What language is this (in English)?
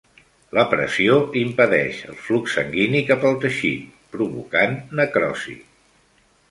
Catalan